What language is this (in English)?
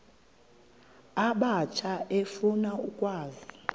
Xhosa